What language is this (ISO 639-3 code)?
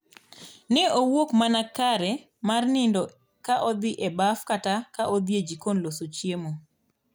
luo